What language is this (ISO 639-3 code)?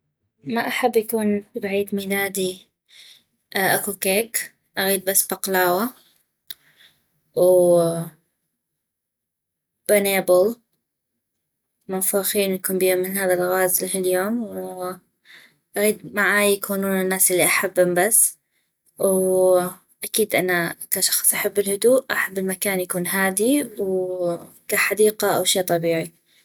ayp